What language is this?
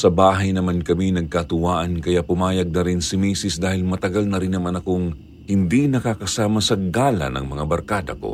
Filipino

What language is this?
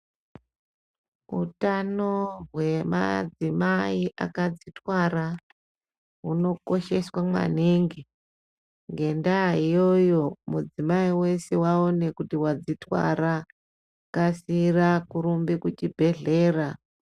Ndau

